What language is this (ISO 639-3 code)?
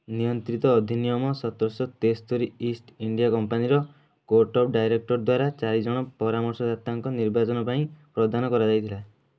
ori